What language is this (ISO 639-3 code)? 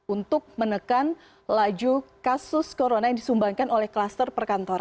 ind